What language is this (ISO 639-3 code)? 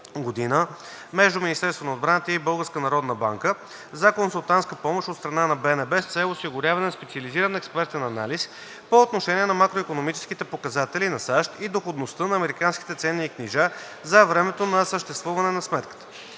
bul